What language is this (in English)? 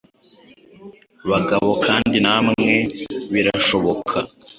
Kinyarwanda